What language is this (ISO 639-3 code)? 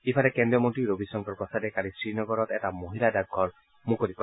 asm